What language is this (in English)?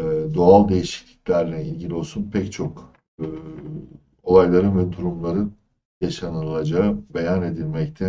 Turkish